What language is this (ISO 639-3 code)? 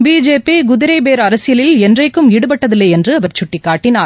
tam